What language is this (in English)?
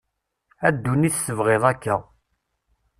Kabyle